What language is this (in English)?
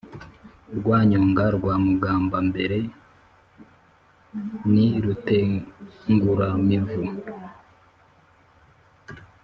Kinyarwanda